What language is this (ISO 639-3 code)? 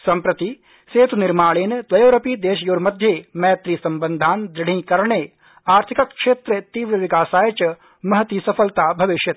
san